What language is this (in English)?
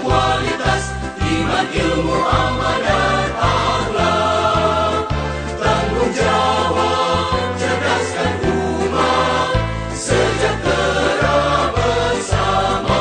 Indonesian